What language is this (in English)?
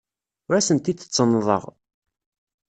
Kabyle